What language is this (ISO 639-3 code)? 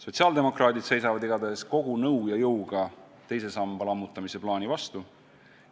est